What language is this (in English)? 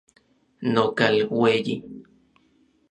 Orizaba Nahuatl